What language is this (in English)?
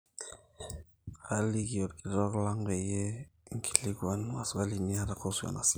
Masai